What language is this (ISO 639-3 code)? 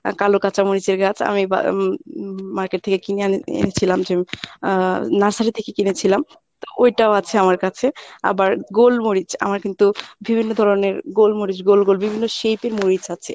ben